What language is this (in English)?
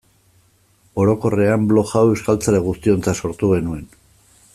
Basque